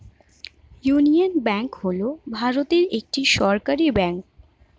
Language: Bangla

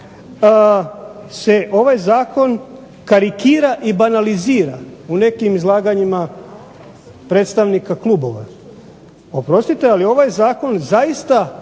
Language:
Croatian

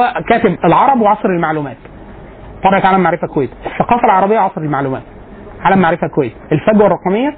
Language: Arabic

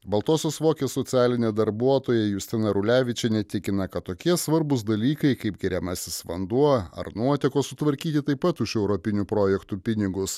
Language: Lithuanian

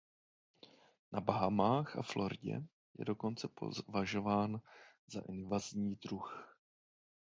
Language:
Czech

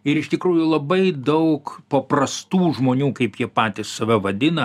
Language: Lithuanian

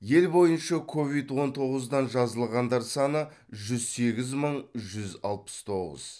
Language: Kazakh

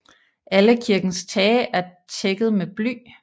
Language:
Danish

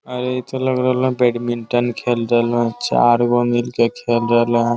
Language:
Magahi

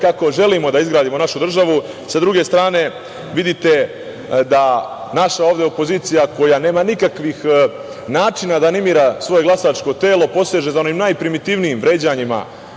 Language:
Serbian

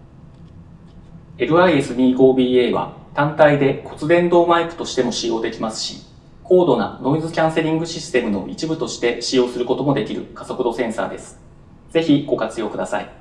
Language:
Japanese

